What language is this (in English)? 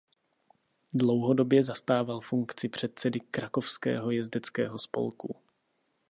Czech